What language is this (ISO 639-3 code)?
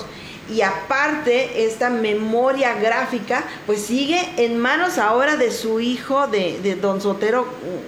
spa